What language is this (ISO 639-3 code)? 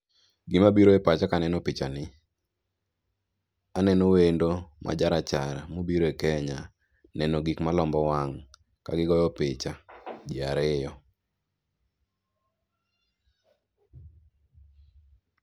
luo